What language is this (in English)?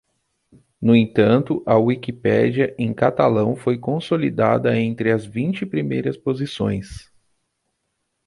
Portuguese